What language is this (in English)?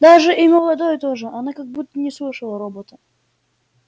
Russian